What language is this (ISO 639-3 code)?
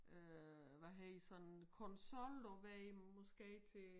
dan